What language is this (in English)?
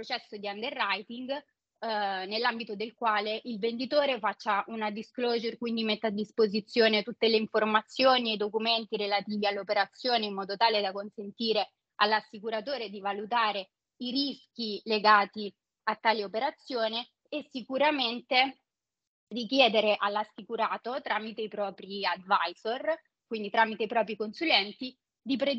Italian